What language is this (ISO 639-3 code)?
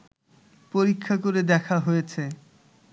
ben